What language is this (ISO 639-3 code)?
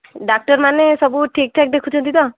ori